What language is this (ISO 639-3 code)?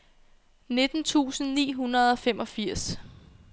dan